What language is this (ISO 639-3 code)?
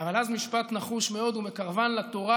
heb